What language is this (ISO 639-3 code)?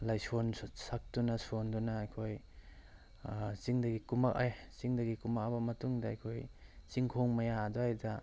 mni